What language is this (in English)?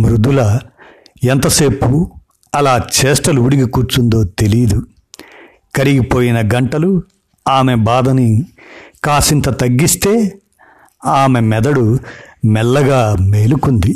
Telugu